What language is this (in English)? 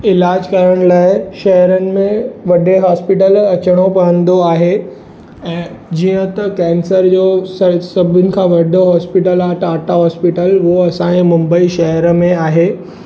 Sindhi